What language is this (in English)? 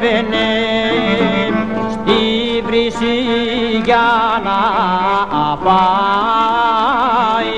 Greek